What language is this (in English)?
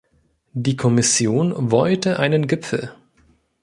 German